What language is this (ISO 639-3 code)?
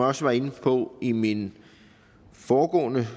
dan